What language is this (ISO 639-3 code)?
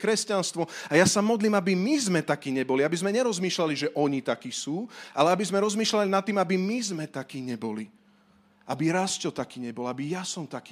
slk